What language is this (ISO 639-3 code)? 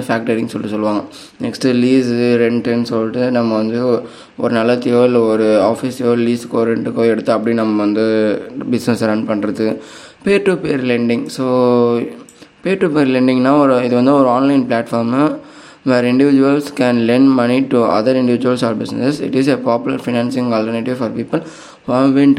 tam